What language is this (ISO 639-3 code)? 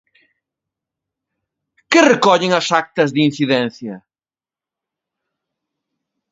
glg